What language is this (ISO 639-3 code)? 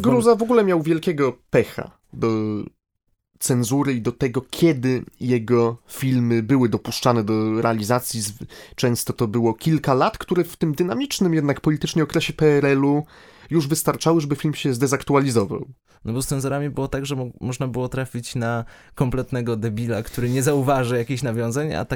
pol